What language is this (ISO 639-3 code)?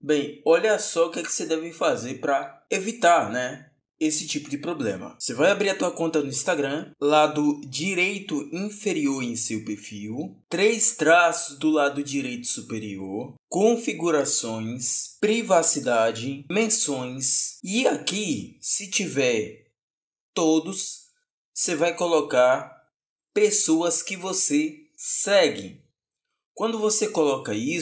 por